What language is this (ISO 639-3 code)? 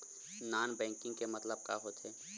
hne